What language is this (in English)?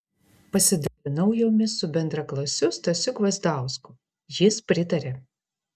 Lithuanian